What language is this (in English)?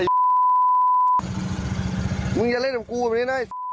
Thai